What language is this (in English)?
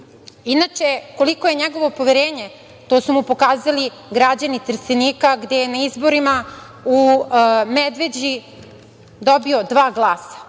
Serbian